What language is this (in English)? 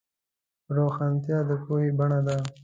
Pashto